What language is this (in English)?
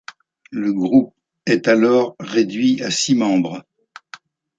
French